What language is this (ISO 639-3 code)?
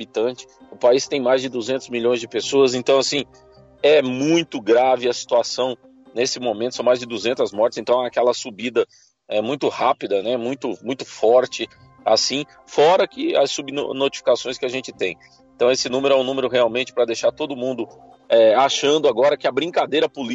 por